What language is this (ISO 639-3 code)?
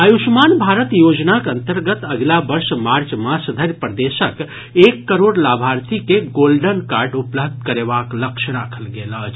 mai